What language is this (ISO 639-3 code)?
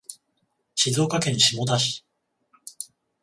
jpn